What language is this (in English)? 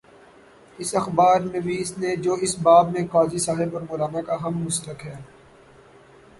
Urdu